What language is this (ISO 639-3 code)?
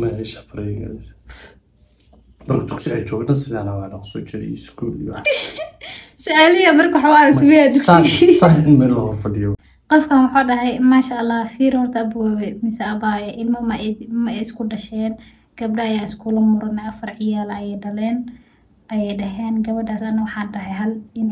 ara